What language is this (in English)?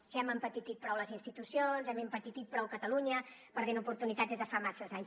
Catalan